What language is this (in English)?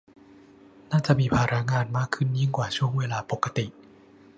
Thai